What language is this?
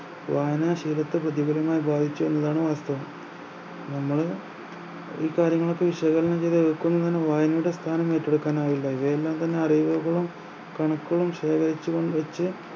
Malayalam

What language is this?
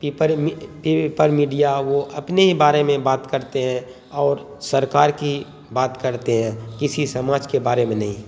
Urdu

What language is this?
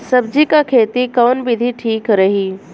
Bhojpuri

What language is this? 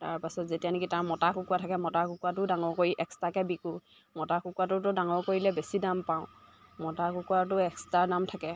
Assamese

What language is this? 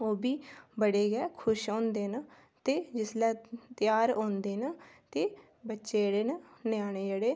Dogri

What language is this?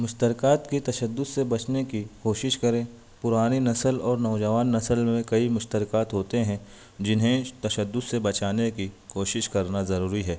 Urdu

